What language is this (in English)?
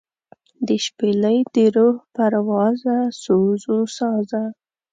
Pashto